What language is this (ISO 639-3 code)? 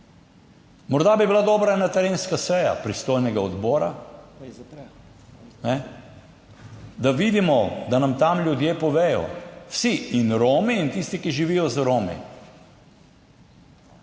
slv